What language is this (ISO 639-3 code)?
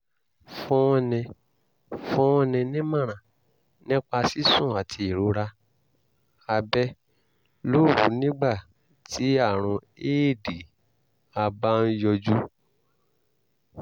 yor